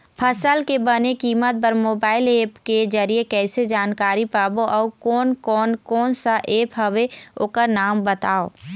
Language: Chhattisgarhi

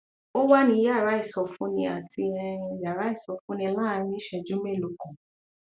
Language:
Yoruba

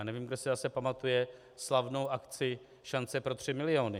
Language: Czech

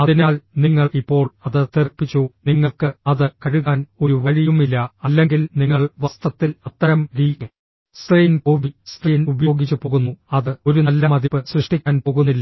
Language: Malayalam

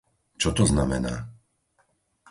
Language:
Slovak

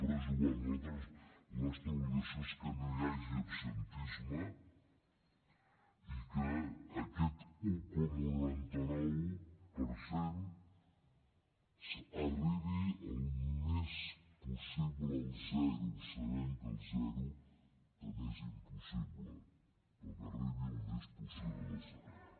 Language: Catalan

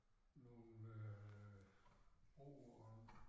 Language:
Danish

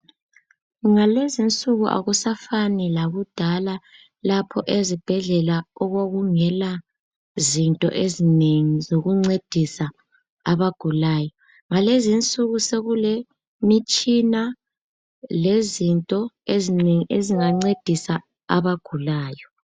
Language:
North Ndebele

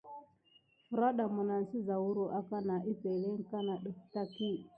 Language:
Gidar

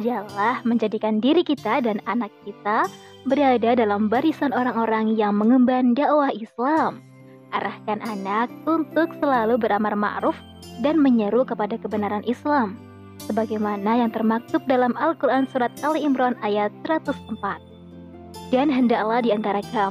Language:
Indonesian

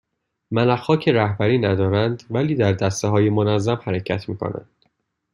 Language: Persian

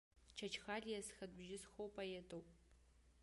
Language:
Abkhazian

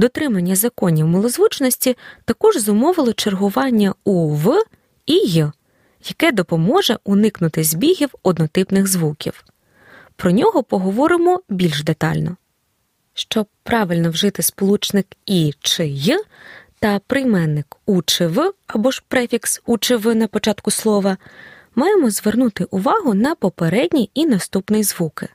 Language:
Ukrainian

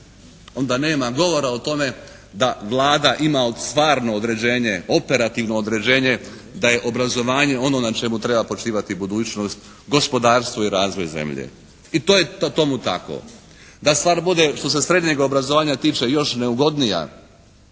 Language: Croatian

